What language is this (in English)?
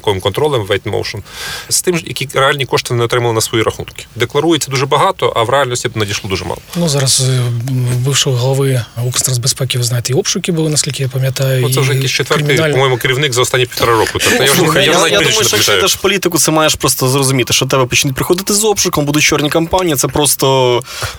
Ukrainian